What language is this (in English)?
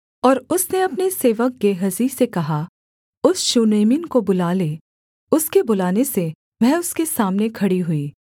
Hindi